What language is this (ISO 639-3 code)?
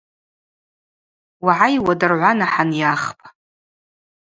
abq